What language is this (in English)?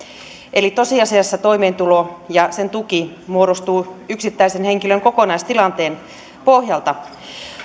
Finnish